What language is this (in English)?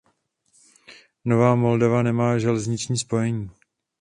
Czech